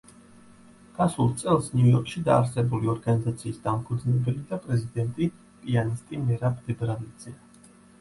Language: Georgian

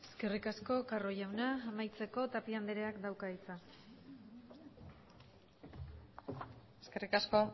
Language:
Basque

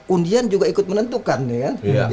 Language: Indonesian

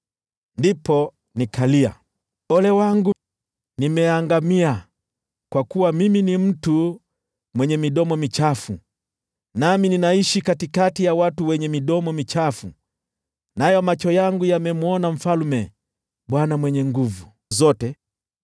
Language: Swahili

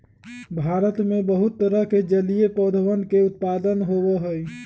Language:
Magahi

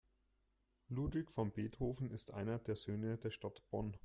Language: German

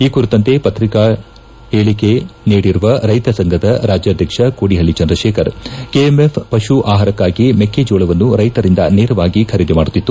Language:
Kannada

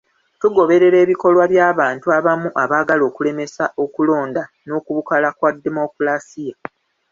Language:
Ganda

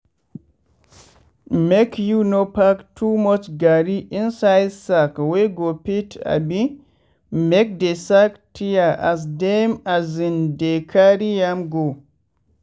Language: Nigerian Pidgin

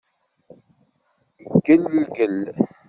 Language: Kabyle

